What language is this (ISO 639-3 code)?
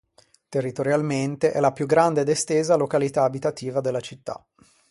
ita